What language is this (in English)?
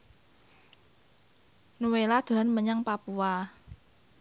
Javanese